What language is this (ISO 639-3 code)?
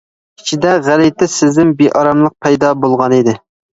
uig